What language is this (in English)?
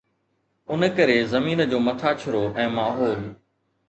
Sindhi